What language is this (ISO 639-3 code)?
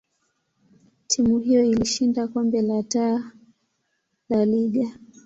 swa